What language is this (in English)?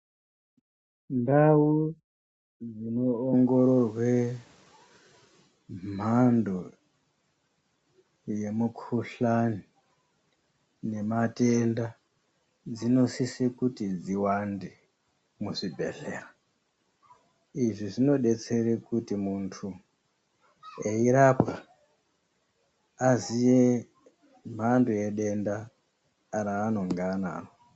Ndau